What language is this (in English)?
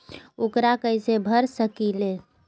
Magahi